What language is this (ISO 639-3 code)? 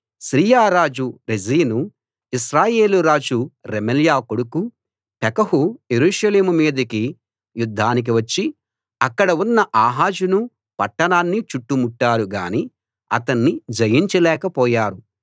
tel